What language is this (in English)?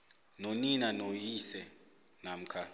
South Ndebele